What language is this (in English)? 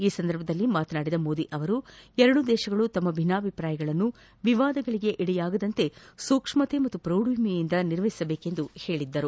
Kannada